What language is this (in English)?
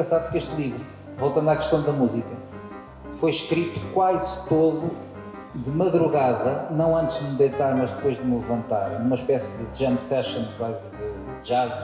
Portuguese